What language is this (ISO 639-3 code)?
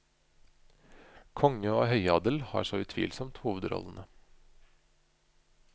nor